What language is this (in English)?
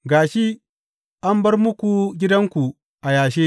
Hausa